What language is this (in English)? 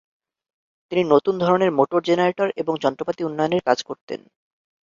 Bangla